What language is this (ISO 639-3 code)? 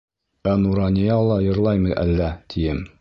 bak